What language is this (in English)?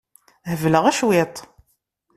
Kabyle